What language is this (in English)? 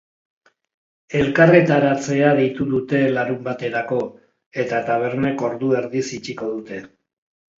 Basque